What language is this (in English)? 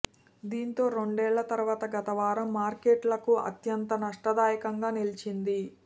Telugu